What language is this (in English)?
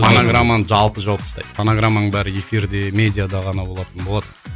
Kazakh